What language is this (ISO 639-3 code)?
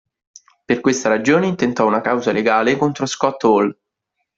ita